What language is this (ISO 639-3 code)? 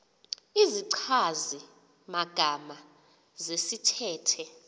xho